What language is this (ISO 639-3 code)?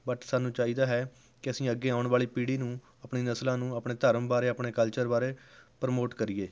pan